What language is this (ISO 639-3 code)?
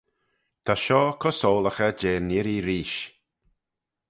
glv